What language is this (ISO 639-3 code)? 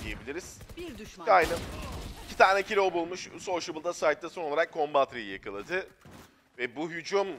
tur